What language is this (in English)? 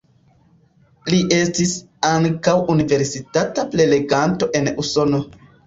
Esperanto